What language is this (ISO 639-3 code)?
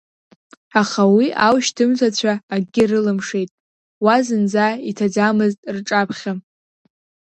abk